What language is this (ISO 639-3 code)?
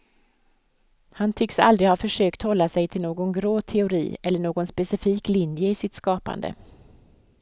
swe